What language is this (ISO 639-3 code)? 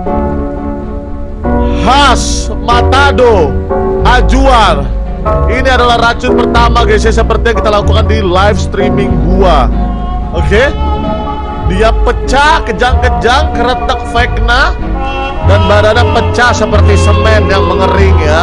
ind